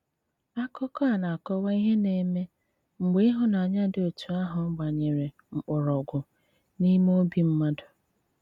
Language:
Igbo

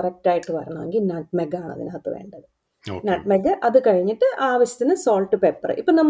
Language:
Malayalam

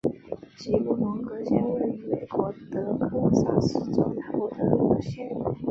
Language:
Chinese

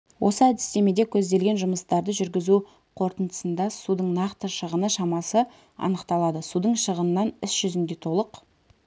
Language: Kazakh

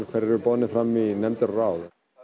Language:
Icelandic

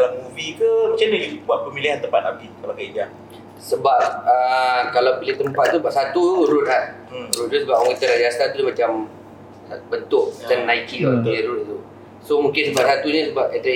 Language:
Malay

